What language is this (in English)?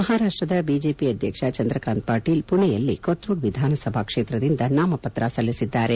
Kannada